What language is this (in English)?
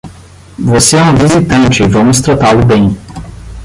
Portuguese